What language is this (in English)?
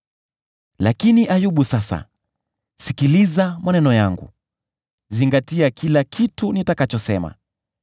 Swahili